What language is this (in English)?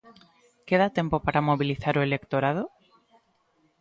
Galician